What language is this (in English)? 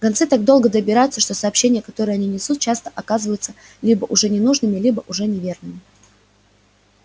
Russian